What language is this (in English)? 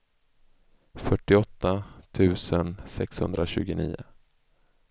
Swedish